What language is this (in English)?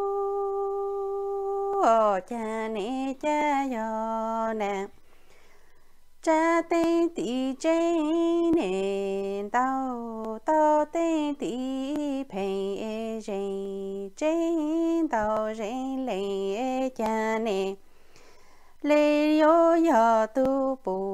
Thai